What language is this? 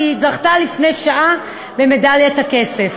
Hebrew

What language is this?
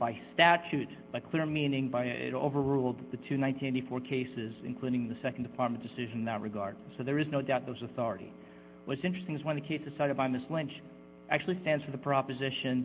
English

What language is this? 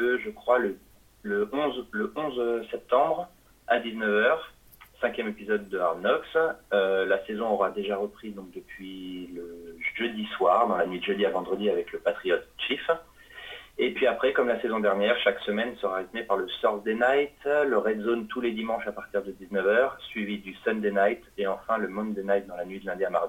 French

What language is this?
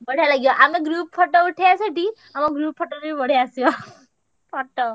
Odia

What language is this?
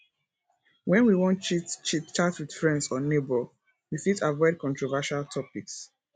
Nigerian Pidgin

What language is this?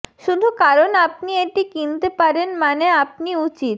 Bangla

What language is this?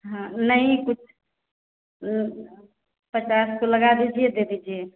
Hindi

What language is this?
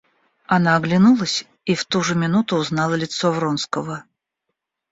Russian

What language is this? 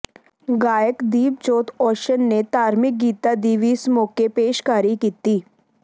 Punjabi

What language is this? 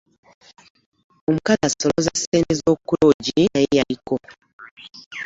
Ganda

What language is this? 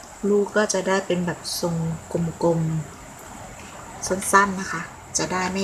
Thai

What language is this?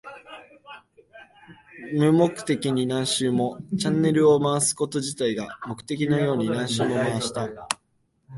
Japanese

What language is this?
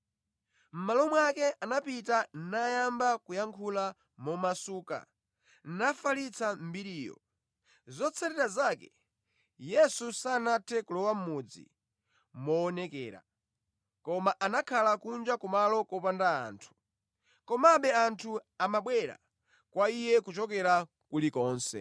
Nyanja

